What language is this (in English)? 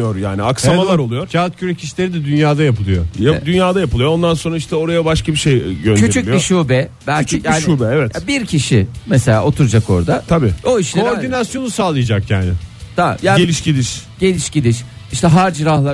Turkish